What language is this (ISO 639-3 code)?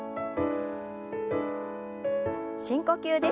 jpn